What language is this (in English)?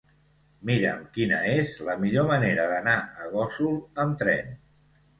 Catalan